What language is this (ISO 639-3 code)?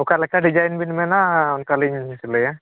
sat